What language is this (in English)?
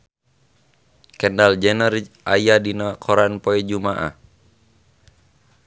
Sundanese